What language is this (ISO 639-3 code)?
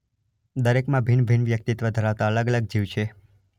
guj